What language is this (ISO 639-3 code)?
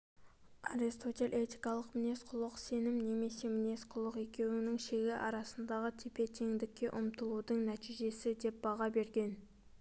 kaz